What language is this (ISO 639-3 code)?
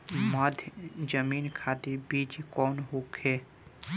bho